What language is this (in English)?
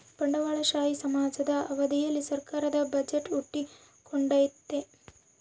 Kannada